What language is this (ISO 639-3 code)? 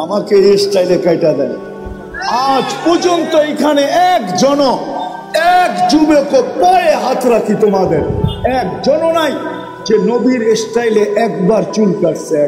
tur